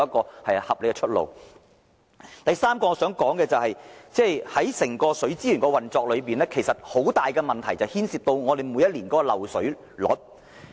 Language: Cantonese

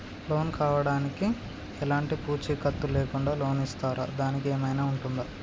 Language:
Telugu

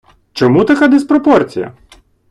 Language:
Ukrainian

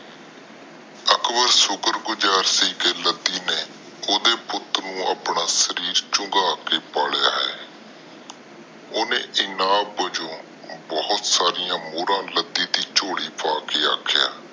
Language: Punjabi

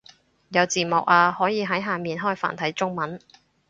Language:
Cantonese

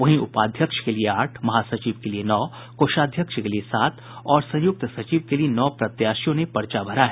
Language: Hindi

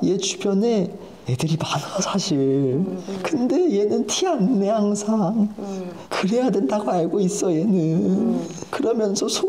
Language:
Korean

